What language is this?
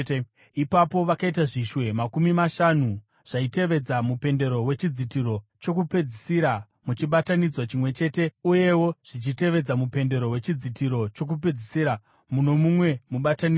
Shona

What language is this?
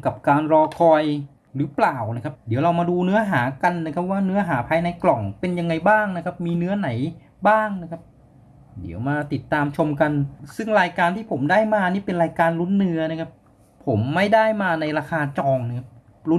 Thai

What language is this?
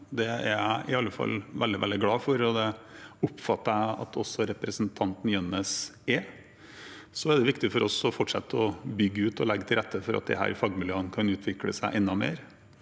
Norwegian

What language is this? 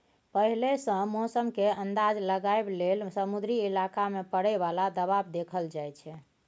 Maithili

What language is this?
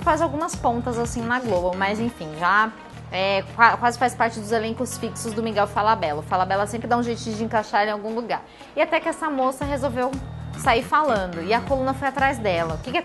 Portuguese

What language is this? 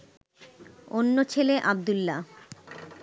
Bangla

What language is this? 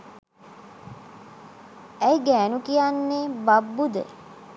Sinhala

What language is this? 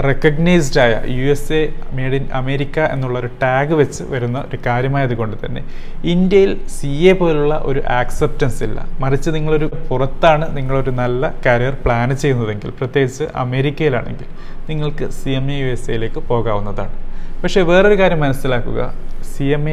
Malayalam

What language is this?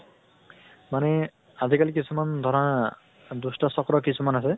Assamese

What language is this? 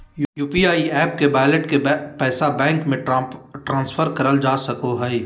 Magahi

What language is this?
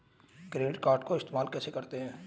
Hindi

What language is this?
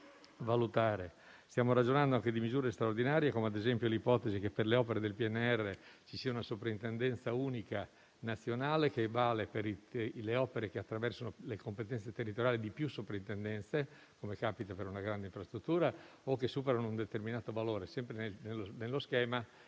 Italian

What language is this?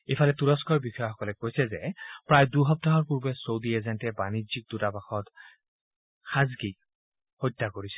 Assamese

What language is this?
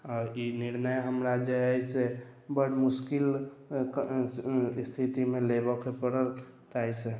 Maithili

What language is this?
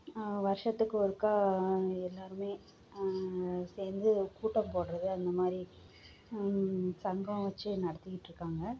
Tamil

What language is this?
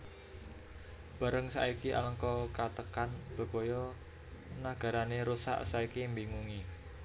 Javanese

